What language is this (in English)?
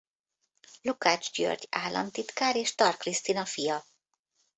Hungarian